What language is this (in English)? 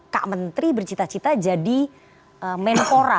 Indonesian